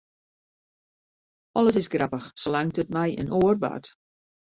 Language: Western Frisian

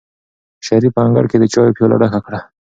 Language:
Pashto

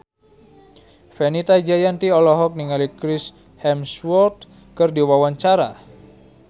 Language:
Sundanese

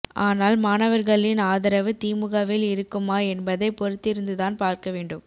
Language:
Tamil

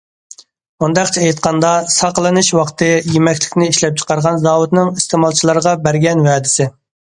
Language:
Uyghur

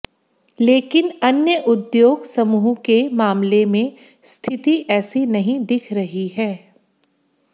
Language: Hindi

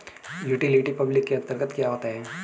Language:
Hindi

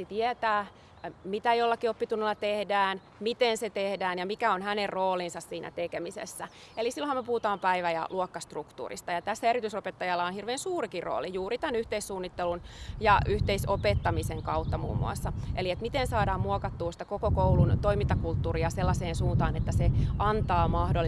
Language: Finnish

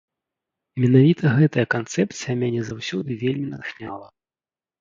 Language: Belarusian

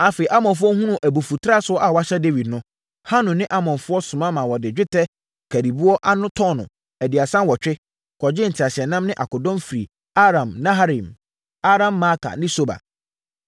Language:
Akan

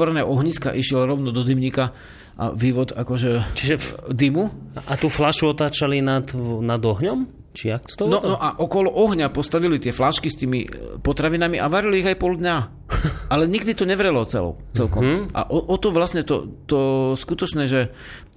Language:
Slovak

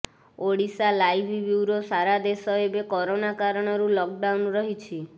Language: Odia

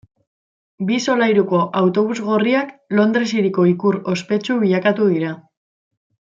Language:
Basque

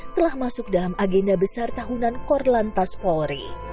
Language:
Indonesian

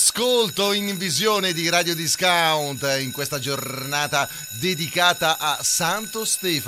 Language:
Italian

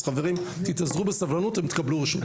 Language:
Hebrew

